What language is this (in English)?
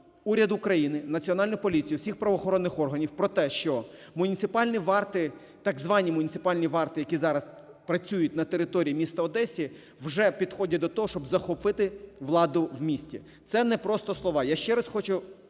Ukrainian